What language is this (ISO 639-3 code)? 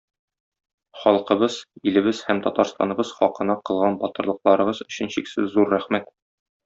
tat